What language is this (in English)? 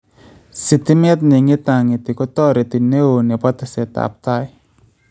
Kalenjin